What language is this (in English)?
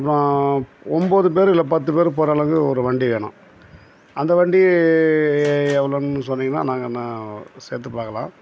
Tamil